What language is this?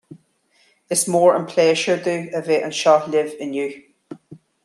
Irish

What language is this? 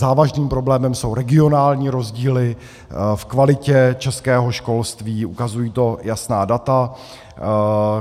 Czech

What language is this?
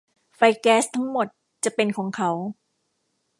Thai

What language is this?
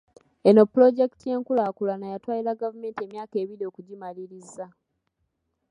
Ganda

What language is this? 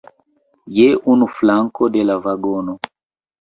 Esperanto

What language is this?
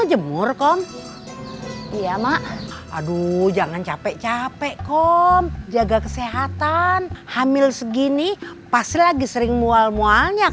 Indonesian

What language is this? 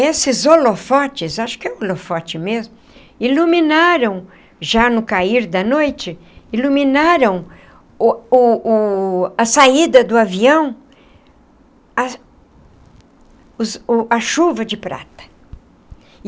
Portuguese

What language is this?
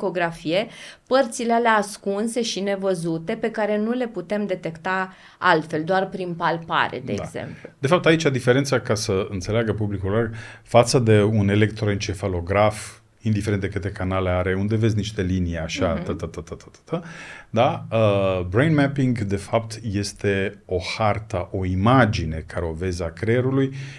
Romanian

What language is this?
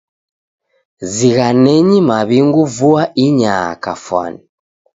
Taita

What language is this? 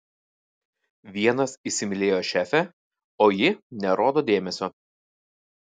Lithuanian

